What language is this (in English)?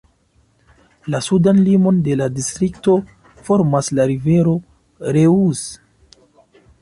Esperanto